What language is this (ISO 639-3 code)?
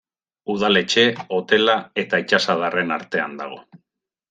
eus